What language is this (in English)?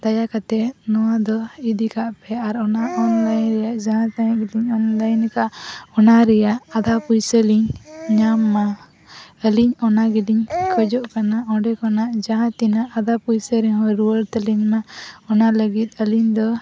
Santali